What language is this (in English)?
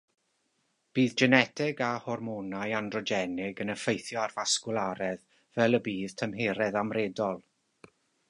Welsh